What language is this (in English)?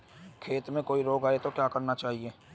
Hindi